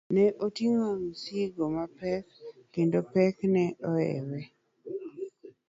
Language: Luo (Kenya and Tanzania)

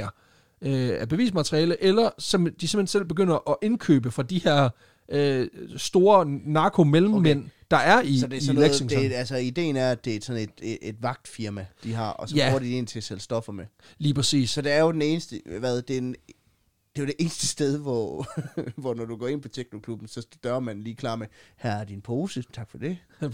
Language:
Danish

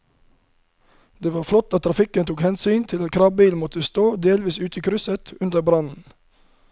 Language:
Norwegian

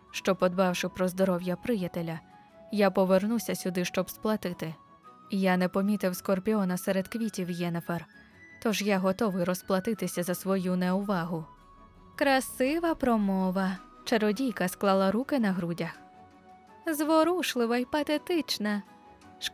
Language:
Ukrainian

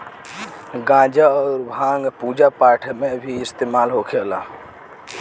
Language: Bhojpuri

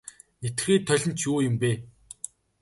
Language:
Mongolian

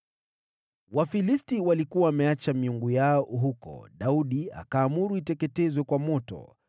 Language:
Swahili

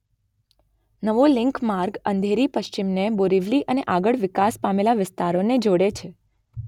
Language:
Gujarati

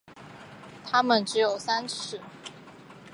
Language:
Chinese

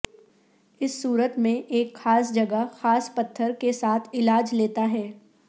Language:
Urdu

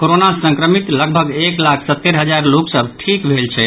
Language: Maithili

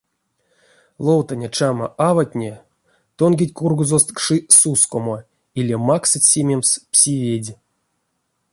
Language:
Erzya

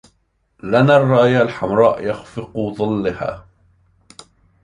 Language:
Arabic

